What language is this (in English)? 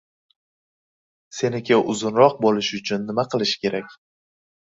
Uzbek